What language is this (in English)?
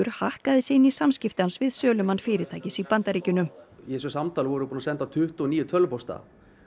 Icelandic